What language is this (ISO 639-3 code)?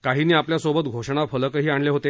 mar